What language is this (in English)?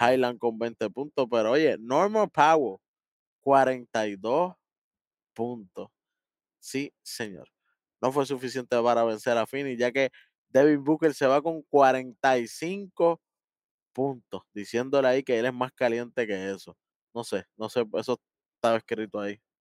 Spanish